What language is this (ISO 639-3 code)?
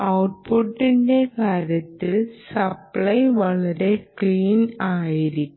mal